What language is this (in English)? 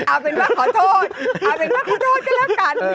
Thai